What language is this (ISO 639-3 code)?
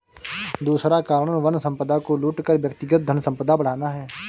hin